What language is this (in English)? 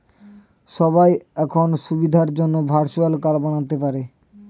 Bangla